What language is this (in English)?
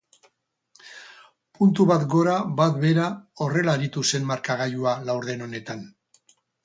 Basque